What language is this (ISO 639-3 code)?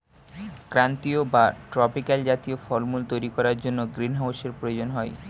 ben